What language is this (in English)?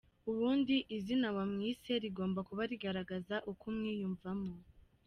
Kinyarwanda